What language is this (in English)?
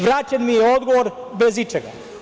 Serbian